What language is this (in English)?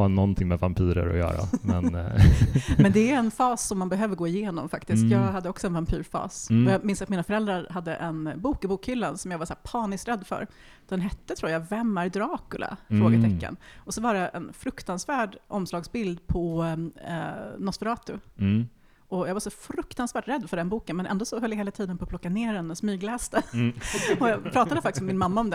Swedish